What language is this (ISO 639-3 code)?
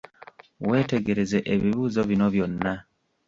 lug